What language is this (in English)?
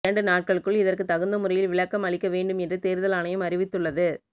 Tamil